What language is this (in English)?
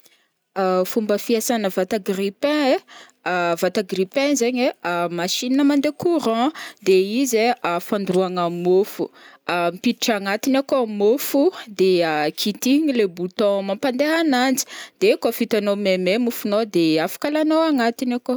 Northern Betsimisaraka Malagasy